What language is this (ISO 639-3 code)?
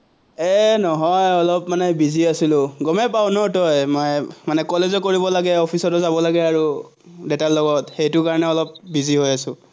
asm